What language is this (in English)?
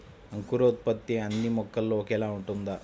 Telugu